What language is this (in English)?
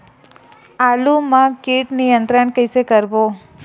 Chhattisgarhi